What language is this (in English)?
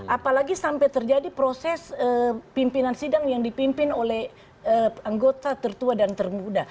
Indonesian